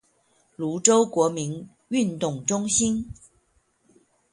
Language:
Chinese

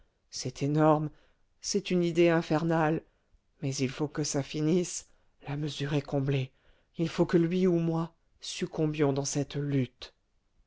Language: French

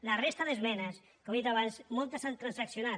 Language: Catalan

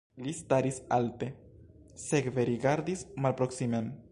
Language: Esperanto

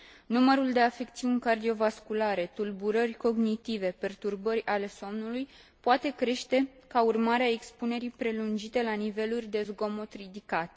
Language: Romanian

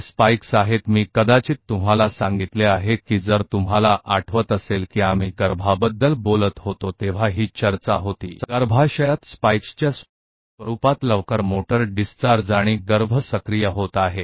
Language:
Hindi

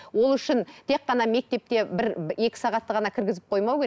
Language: Kazakh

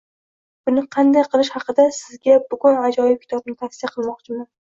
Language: Uzbek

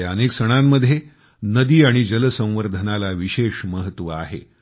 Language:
Marathi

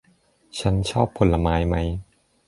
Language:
Thai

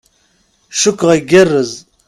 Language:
Kabyle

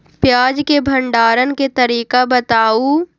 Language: Magahi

